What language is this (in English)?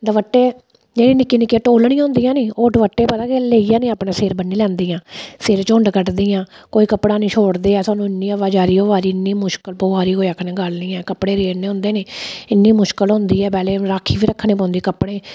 Dogri